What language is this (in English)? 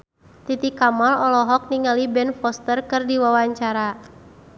Sundanese